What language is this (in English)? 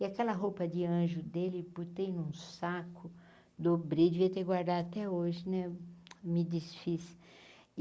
Portuguese